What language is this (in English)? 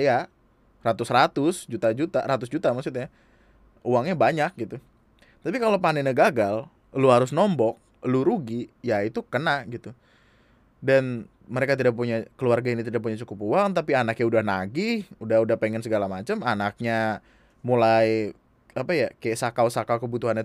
Indonesian